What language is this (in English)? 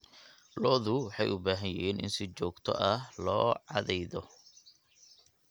Somali